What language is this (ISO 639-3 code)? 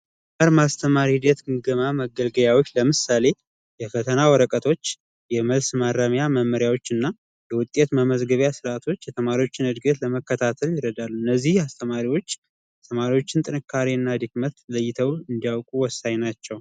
amh